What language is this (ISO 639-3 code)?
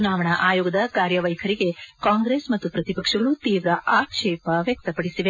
kan